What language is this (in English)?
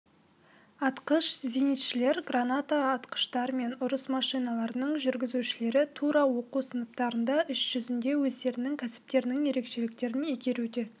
Kazakh